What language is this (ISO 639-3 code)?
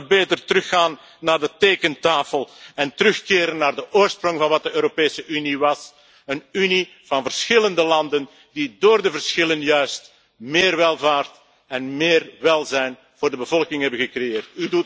nld